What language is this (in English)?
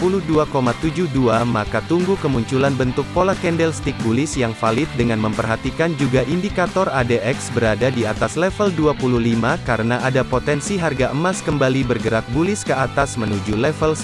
Indonesian